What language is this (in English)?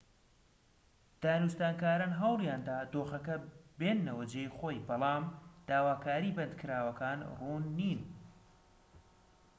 Central Kurdish